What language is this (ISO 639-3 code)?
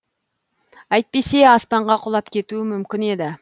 kaz